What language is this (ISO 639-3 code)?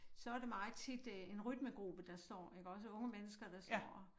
dan